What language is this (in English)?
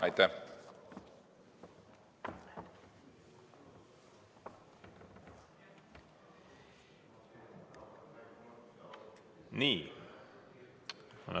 Estonian